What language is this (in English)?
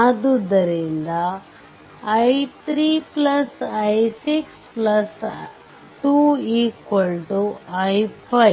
Kannada